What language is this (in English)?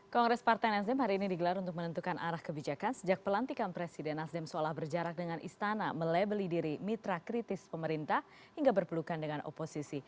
Indonesian